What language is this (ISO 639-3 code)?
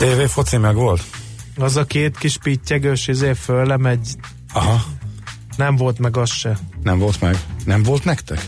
hun